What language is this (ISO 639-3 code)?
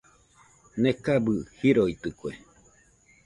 hux